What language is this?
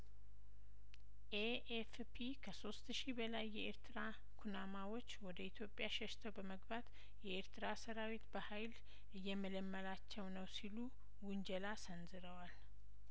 Amharic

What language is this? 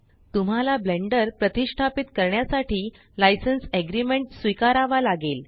Marathi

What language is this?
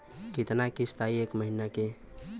Bhojpuri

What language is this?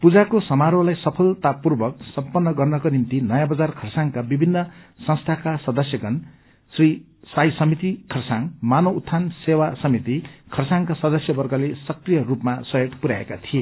Nepali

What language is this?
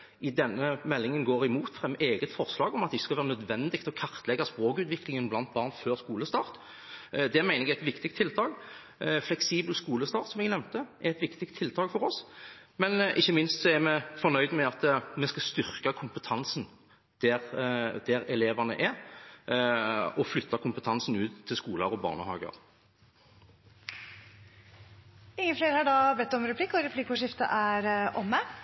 Norwegian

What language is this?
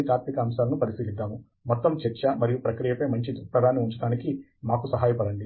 Telugu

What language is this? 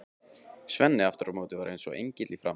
Icelandic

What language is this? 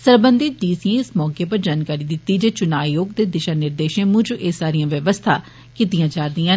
Dogri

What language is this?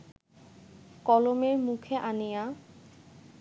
Bangla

